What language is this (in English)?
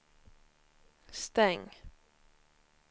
Swedish